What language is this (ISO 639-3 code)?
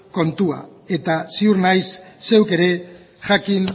eus